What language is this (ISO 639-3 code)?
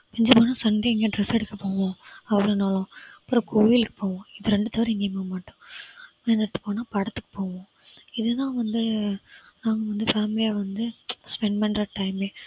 tam